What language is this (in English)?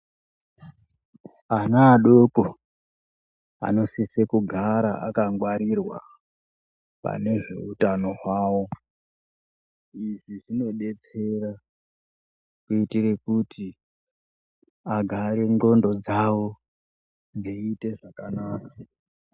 Ndau